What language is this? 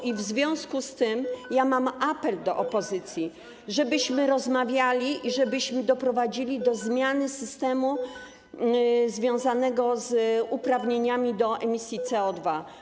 Polish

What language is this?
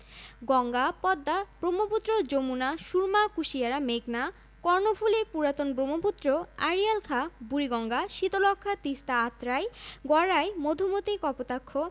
Bangla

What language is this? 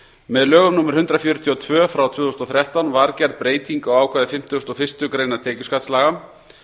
Icelandic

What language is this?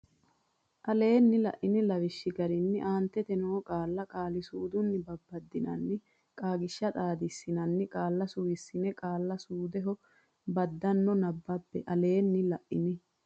Sidamo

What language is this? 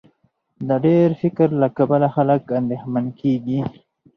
Pashto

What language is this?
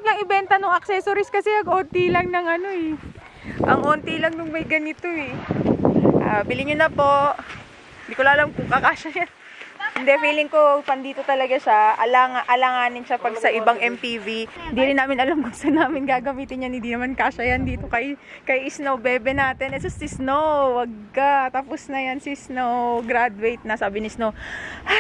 Filipino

